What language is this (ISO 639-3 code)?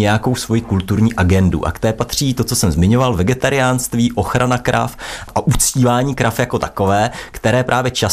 ces